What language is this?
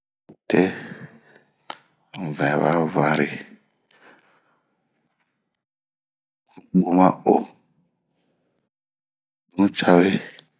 Bomu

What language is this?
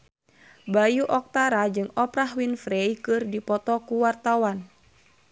Sundanese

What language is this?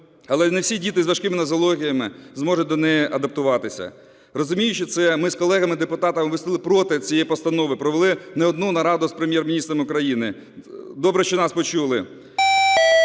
Ukrainian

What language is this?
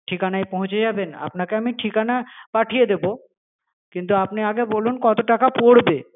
Bangla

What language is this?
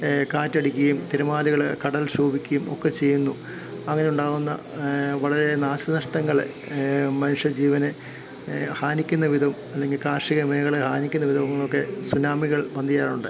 Malayalam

